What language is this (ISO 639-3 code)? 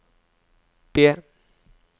nor